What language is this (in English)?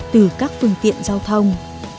Vietnamese